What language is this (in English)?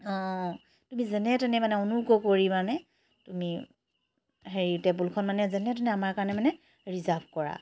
Assamese